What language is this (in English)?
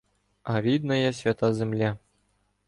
Ukrainian